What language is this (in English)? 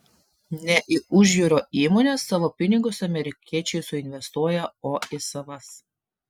Lithuanian